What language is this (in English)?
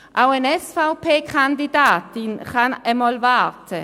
Swiss German